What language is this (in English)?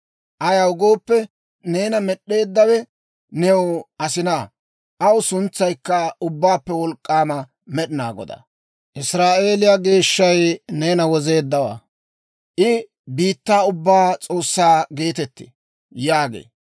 Dawro